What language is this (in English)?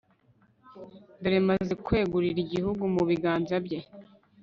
Kinyarwanda